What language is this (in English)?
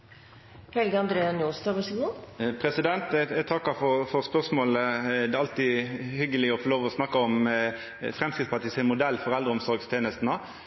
Norwegian Nynorsk